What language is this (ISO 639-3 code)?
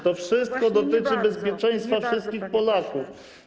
pol